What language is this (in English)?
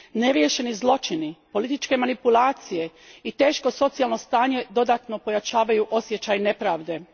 Croatian